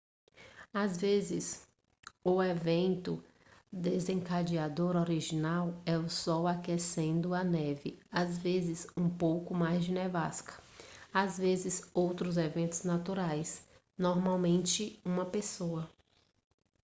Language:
Portuguese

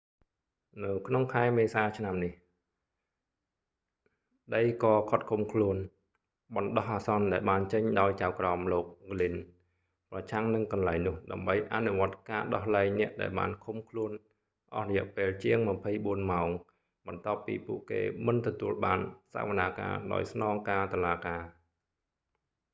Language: Khmer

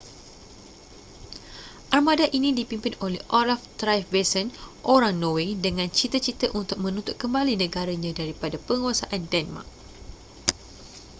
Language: Malay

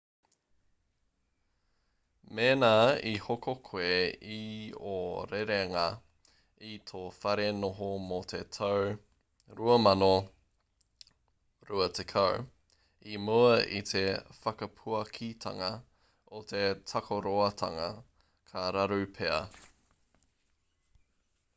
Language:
Māori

